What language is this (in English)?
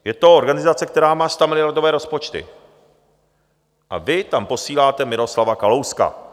Czech